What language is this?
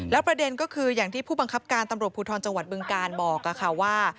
Thai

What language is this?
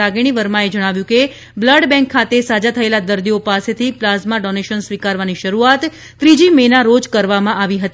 Gujarati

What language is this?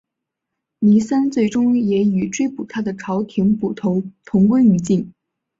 Chinese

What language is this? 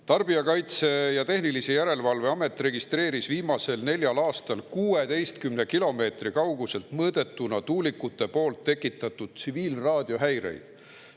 Estonian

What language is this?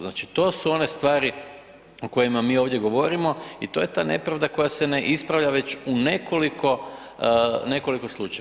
Croatian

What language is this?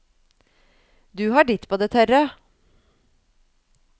Norwegian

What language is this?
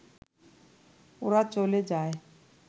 Bangla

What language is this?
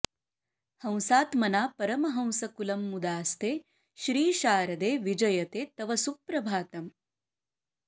Sanskrit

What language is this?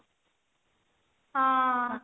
Odia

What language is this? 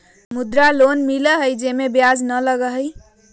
Magahi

